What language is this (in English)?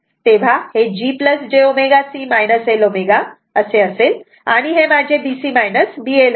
Marathi